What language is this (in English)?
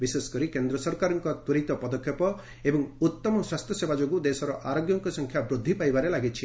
Odia